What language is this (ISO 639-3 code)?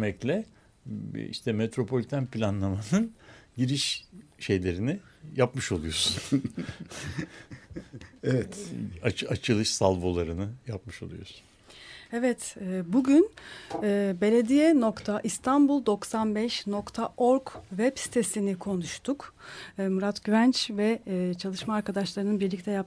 tur